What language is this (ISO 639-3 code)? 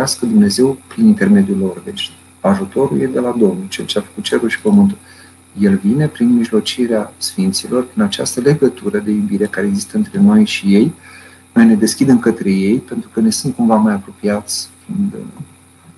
ron